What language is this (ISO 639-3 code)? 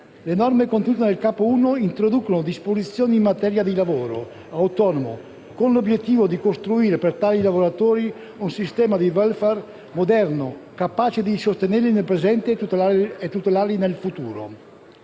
ita